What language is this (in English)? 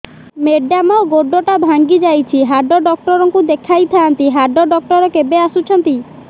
Odia